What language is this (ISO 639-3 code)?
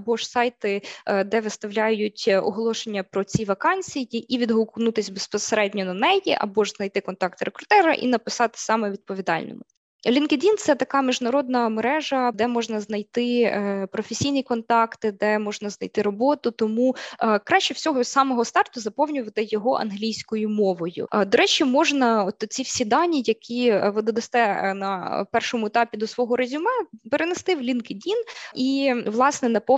ukr